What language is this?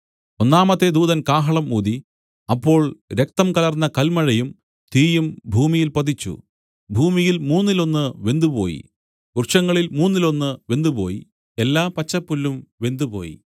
Malayalam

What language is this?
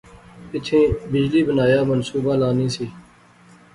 Pahari-Potwari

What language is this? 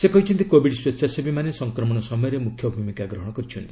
Odia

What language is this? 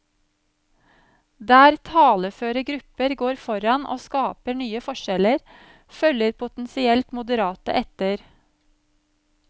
Norwegian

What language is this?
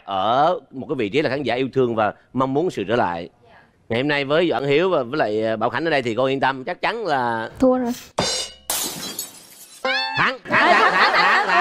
Vietnamese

